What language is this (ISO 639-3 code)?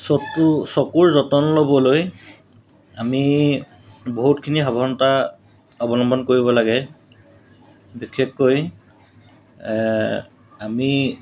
asm